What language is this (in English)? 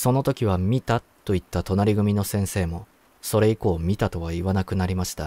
Japanese